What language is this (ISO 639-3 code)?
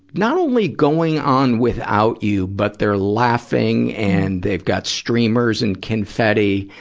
eng